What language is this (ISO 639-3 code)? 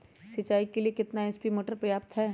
mag